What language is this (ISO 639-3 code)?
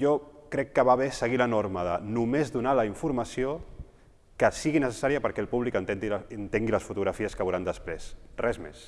cat